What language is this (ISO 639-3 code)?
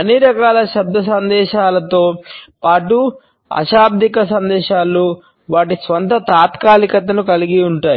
tel